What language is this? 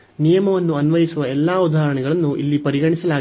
Kannada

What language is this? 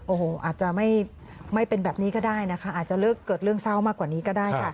Thai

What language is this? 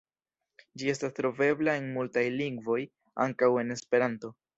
Esperanto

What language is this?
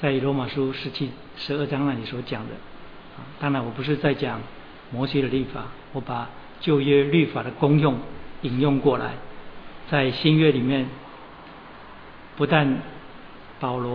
Chinese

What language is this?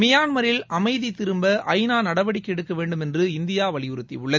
Tamil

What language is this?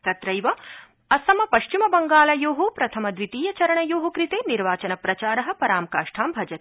Sanskrit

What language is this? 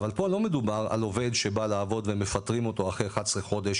Hebrew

